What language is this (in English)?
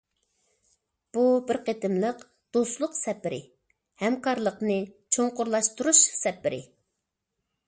Uyghur